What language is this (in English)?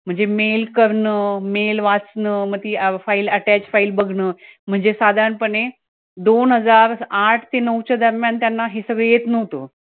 Marathi